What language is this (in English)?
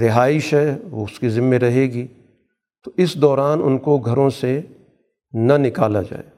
Urdu